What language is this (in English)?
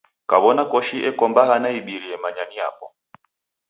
Taita